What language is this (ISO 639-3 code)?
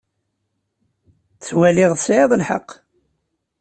kab